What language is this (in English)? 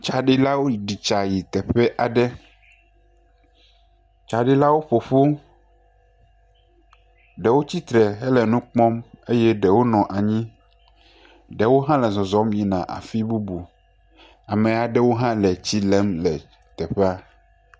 Ewe